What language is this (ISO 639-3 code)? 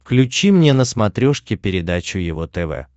rus